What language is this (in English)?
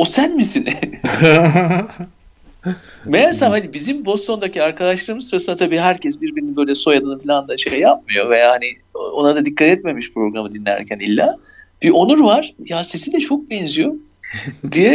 Turkish